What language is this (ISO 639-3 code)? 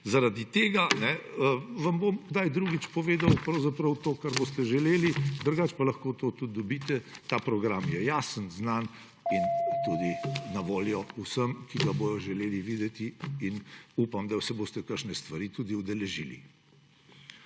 slv